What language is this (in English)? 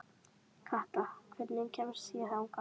Icelandic